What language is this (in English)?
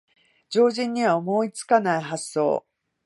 Japanese